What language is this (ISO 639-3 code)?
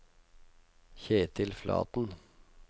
nor